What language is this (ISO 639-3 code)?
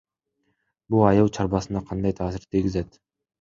kir